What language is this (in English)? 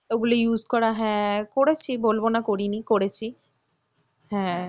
Bangla